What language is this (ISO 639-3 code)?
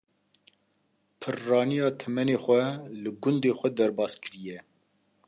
kur